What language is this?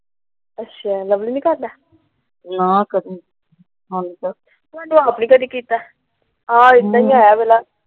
Punjabi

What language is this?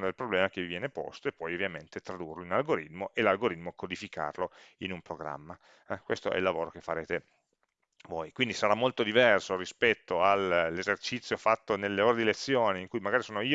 Italian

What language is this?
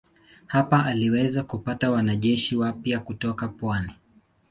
Swahili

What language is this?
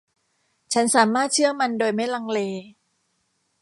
Thai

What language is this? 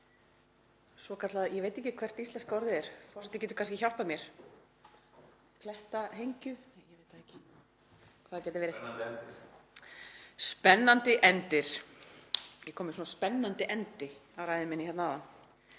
Icelandic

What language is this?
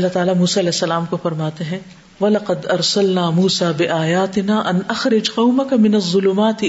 Urdu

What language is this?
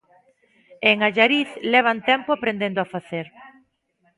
Galician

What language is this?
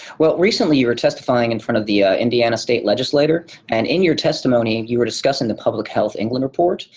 English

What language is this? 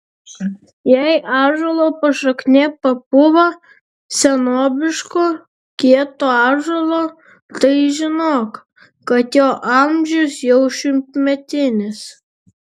Lithuanian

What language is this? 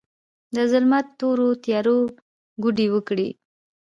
Pashto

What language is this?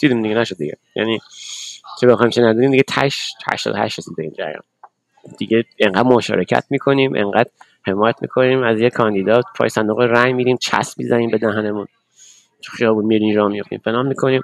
Persian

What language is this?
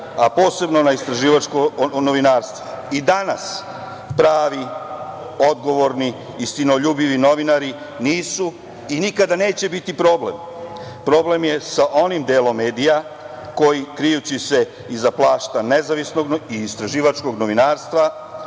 Serbian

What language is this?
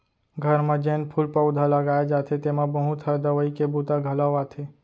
Chhattisgarhi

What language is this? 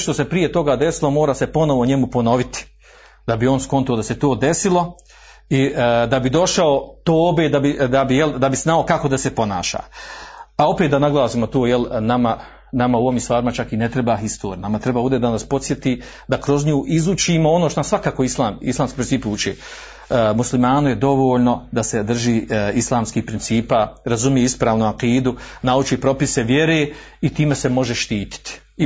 Croatian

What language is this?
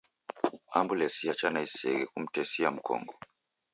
Taita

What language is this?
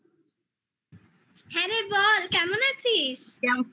Bangla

